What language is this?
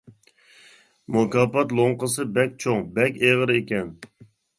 Uyghur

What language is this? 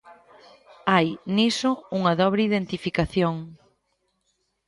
Galician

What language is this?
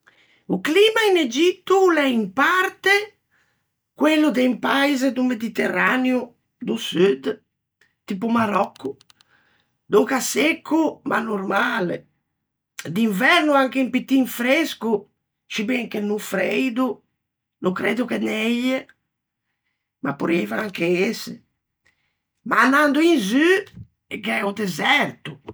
Ligurian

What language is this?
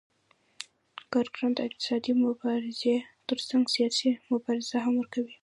Pashto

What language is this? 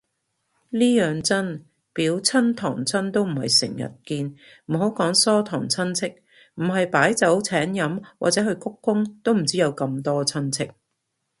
Cantonese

